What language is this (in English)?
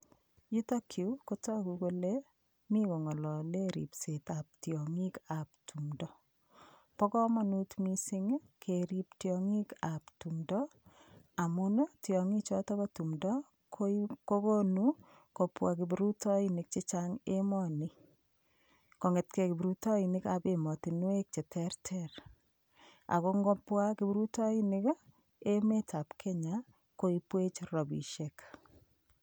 Kalenjin